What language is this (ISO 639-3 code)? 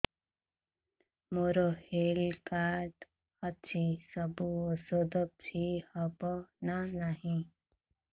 ori